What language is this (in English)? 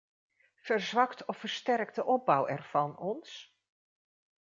Dutch